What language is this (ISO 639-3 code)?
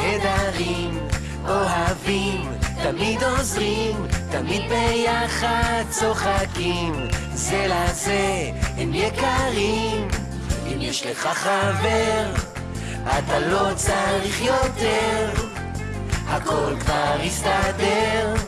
heb